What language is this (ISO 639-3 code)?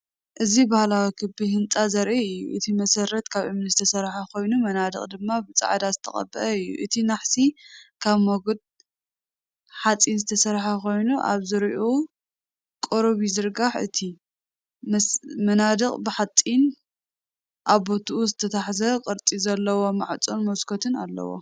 tir